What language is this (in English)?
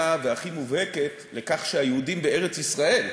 Hebrew